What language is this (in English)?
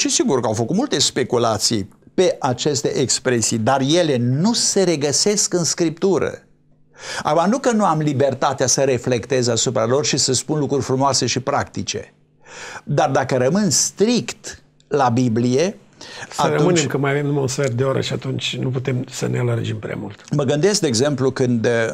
Romanian